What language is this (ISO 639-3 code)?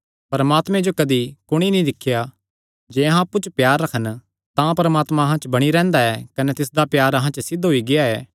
xnr